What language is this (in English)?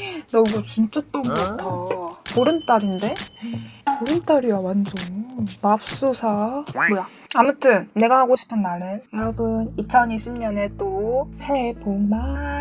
Korean